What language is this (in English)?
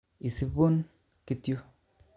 Kalenjin